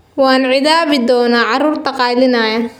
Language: Somali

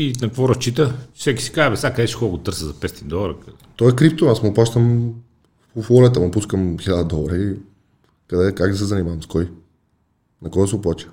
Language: Bulgarian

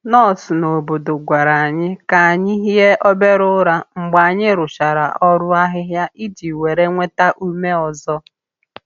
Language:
Igbo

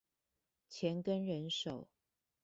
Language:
Chinese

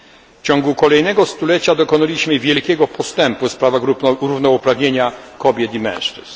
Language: Polish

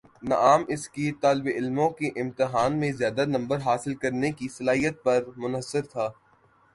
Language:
Urdu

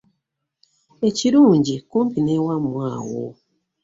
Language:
Ganda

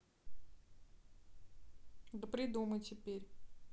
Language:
Russian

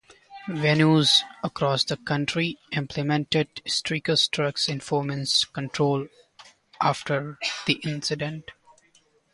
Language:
English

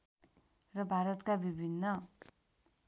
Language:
Nepali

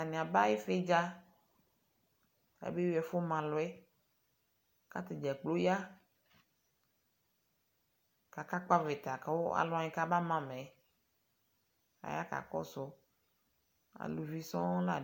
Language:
Ikposo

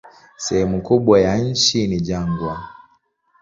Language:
Swahili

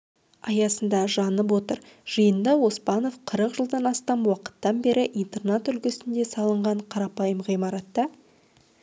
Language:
Kazakh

